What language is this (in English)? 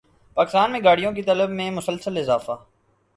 Urdu